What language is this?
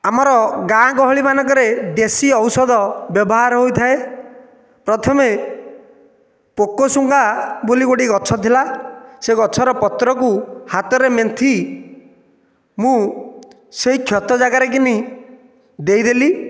Odia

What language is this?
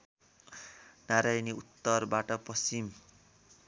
Nepali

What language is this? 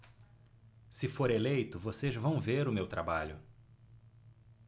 Portuguese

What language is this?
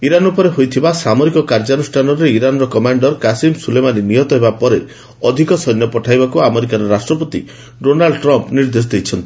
Odia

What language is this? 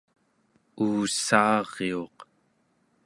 Central Yupik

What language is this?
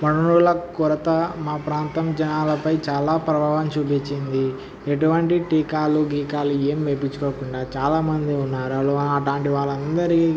Telugu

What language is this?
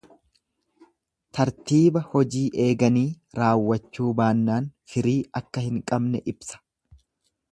Oromo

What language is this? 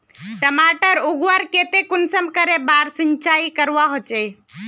Magahi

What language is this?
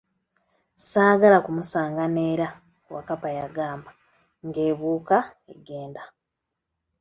Ganda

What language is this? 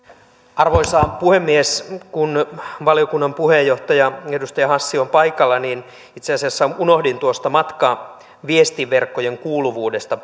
Finnish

